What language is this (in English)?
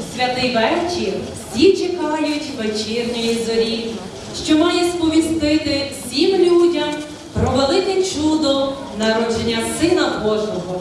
Ukrainian